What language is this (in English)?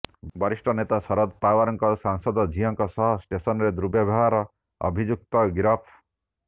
Odia